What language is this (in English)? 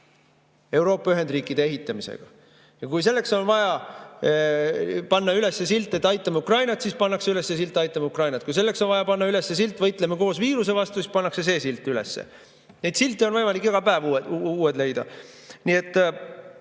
Estonian